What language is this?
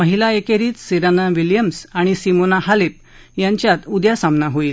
Marathi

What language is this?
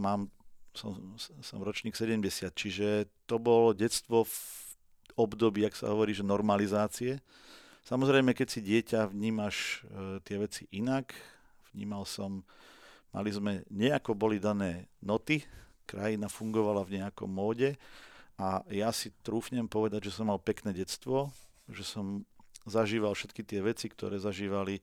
Slovak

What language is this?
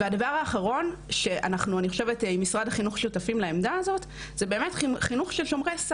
Hebrew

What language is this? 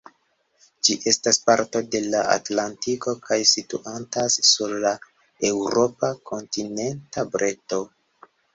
Esperanto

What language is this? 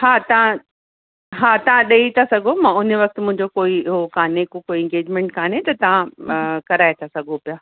Sindhi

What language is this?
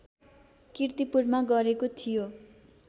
Nepali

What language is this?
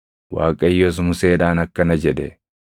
Oromo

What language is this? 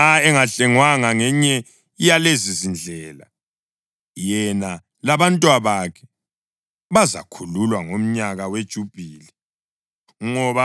North Ndebele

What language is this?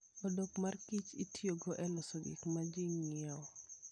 Luo (Kenya and Tanzania)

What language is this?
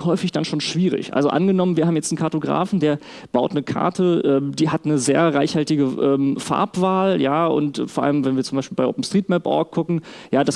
German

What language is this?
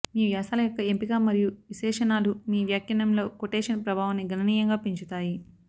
Telugu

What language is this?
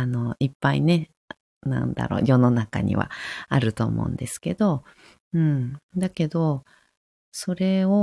Japanese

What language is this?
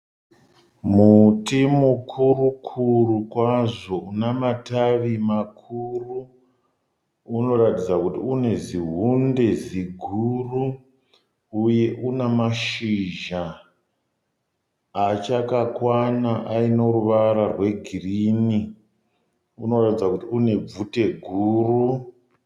Shona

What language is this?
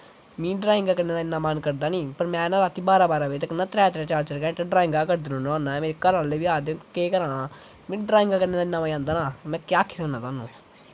Dogri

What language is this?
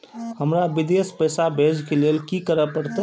Maithili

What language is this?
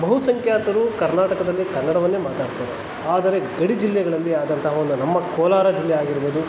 Kannada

